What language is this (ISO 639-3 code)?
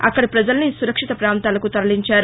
tel